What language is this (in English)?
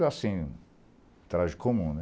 Portuguese